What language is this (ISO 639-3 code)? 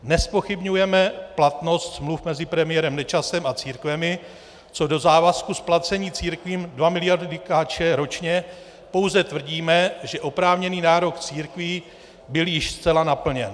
ces